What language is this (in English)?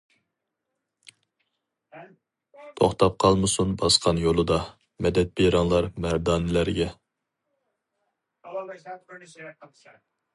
Uyghur